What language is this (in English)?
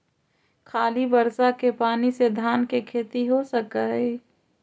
Magahi